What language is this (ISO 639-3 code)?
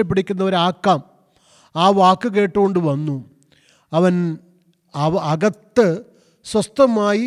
mal